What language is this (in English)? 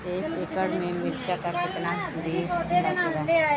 Bhojpuri